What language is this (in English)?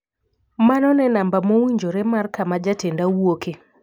Luo (Kenya and Tanzania)